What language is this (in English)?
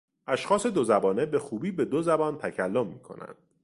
Persian